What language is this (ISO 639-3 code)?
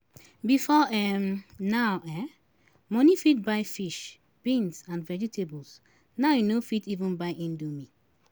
pcm